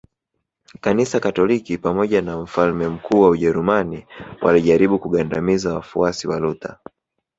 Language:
Swahili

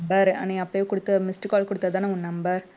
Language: Tamil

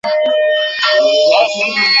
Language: Bangla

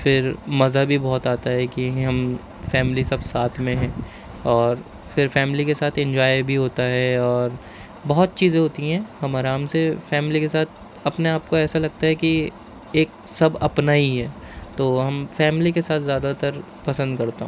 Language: Urdu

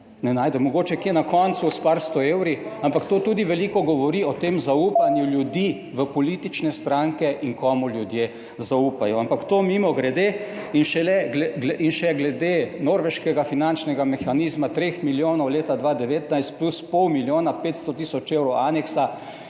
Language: Slovenian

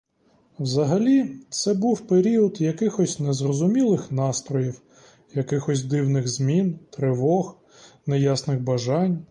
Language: Ukrainian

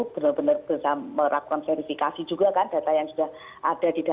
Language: Indonesian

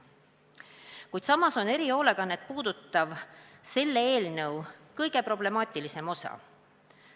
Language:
Estonian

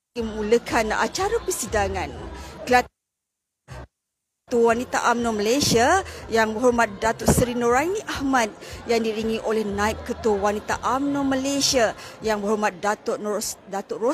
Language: Malay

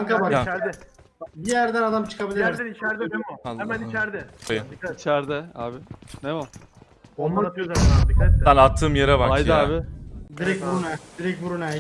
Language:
Turkish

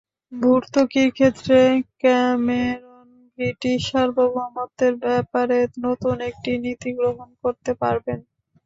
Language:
Bangla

